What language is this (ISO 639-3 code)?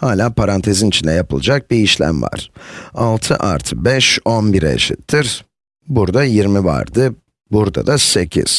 tur